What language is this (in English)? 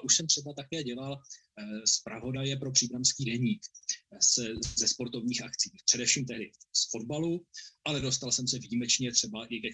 Czech